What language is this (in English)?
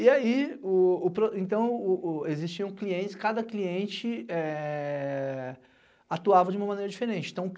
Portuguese